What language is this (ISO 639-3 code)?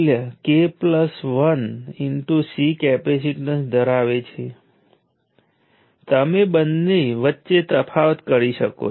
guj